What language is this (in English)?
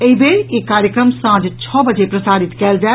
Maithili